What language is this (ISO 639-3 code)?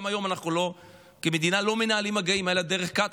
heb